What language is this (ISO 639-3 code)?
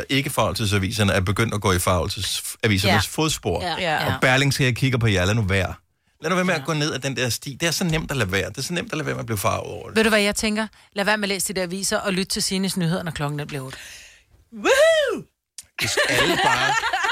dan